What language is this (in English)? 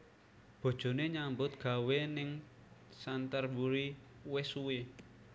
Javanese